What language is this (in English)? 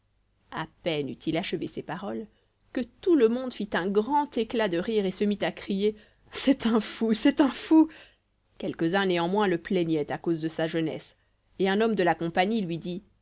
French